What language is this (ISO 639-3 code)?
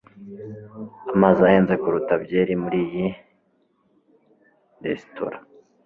kin